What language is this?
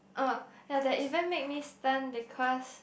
English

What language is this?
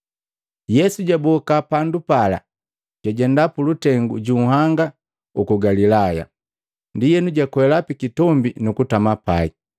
Matengo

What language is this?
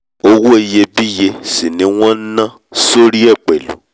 Yoruba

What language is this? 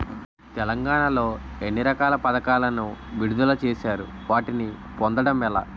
Telugu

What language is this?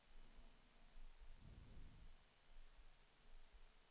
Swedish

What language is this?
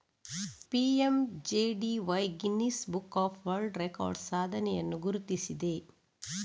Kannada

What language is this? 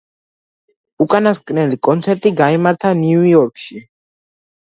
Georgian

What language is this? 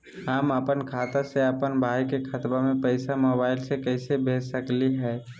Magahi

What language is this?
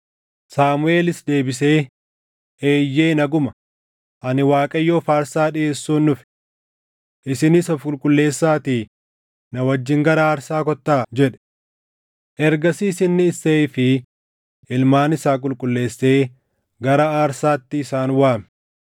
Oromo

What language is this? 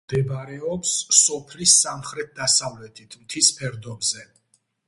Georgian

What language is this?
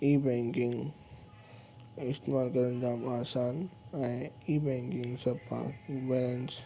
Sindhi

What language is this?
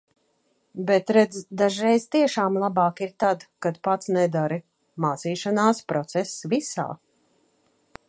Latvian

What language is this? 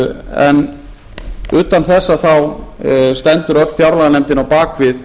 Icelandic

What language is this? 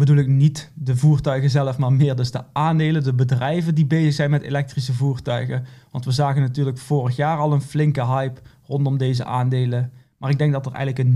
Dutch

